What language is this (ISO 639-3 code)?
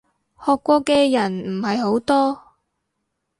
yue